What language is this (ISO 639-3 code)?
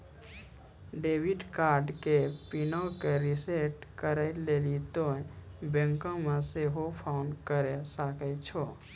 mai